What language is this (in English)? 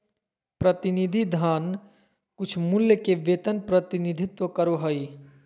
Magahi